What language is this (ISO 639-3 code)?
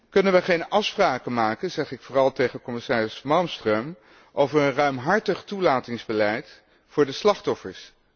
nld